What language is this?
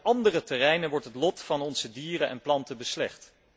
Dutch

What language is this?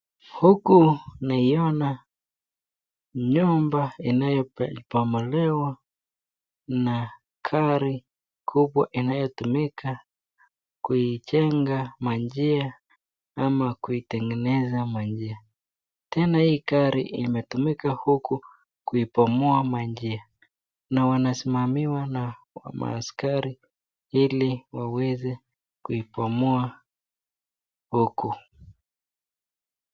Swahili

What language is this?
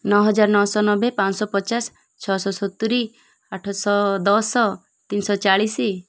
Odia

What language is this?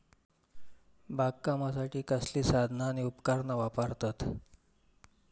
Marathi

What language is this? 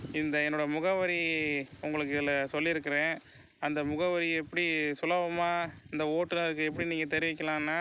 Tamil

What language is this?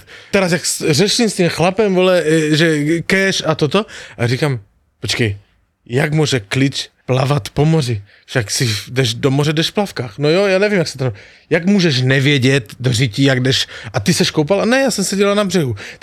Slovak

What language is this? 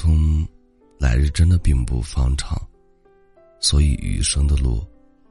Chinese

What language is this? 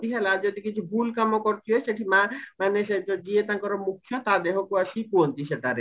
Odia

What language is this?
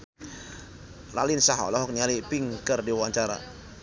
Sundanese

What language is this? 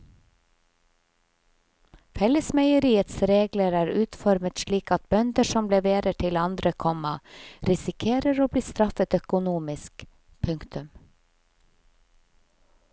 Norwegian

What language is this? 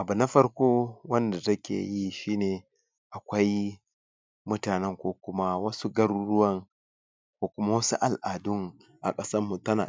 Hausa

